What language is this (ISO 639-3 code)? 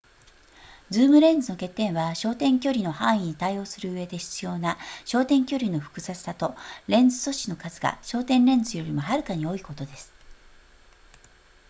jpn